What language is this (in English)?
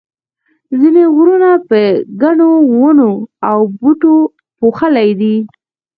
Pashto